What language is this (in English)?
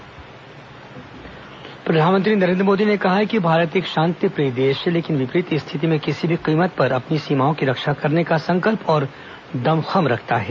Hindi